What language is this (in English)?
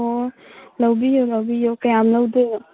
Manipuri